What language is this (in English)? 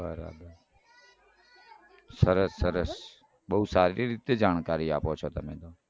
Gujarati